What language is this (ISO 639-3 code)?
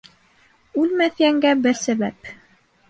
bak